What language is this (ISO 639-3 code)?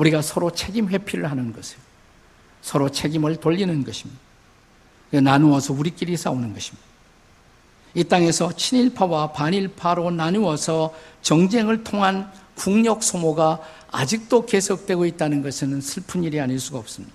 kor